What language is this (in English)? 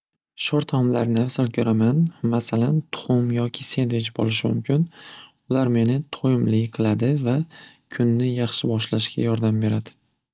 Uzbek